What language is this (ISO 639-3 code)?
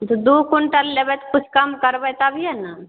mai